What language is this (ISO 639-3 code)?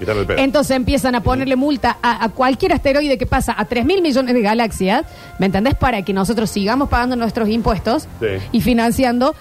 spa